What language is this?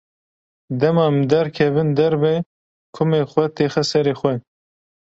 Kurdish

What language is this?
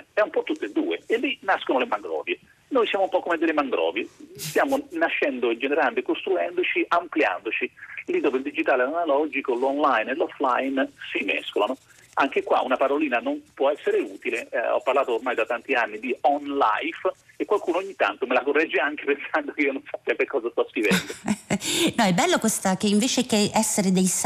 Italian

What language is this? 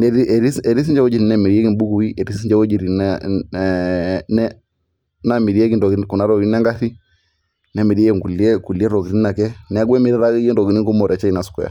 Masai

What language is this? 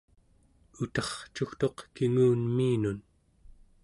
Central Yupik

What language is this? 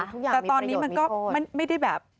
Thai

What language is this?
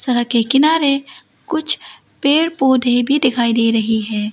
Hindi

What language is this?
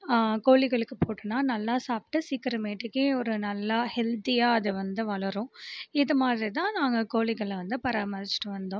Tamil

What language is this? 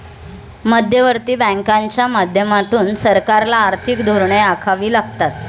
Marathi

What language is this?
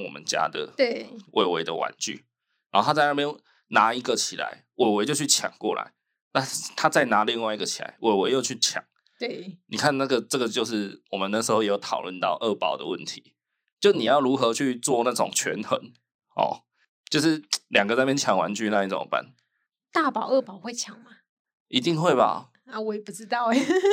Chinese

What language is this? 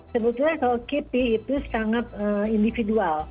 Indonesian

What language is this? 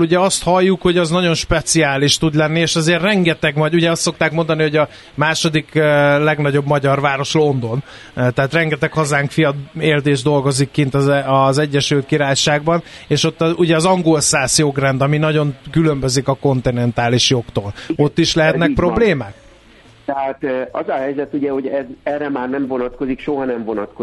Hungarian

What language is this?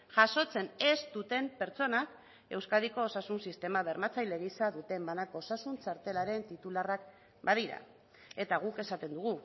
Basque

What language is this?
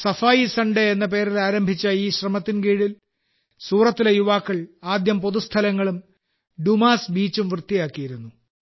Malayalam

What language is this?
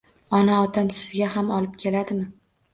Uzbek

